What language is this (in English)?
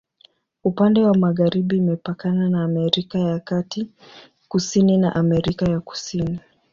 Swahili